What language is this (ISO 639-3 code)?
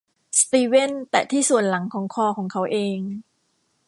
tha